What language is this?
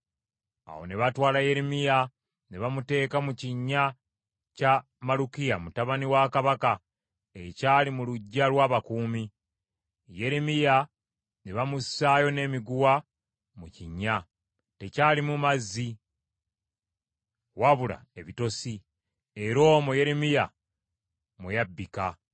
Ganda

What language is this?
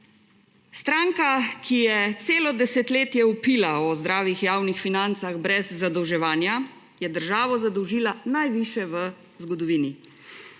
Slovenian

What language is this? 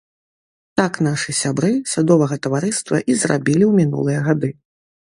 Belarusian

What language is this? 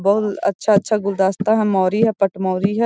Magahi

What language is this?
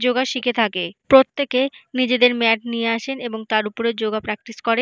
Bangla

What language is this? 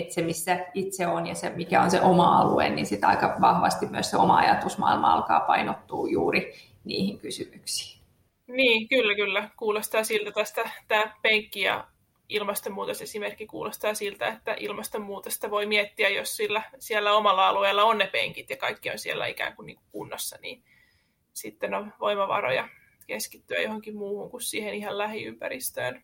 Finnish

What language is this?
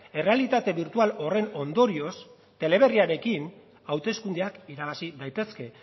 Basque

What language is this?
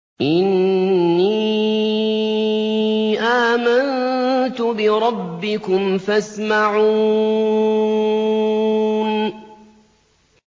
Arabic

